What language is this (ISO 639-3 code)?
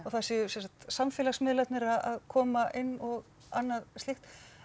isl